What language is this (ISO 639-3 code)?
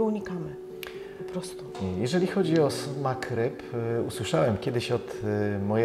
pol